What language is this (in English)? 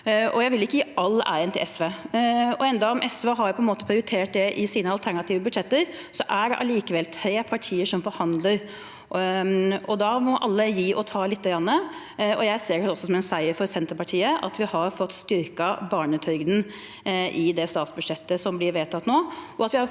Norwegian